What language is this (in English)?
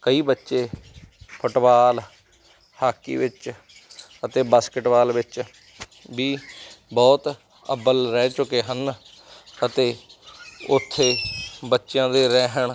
Punjabi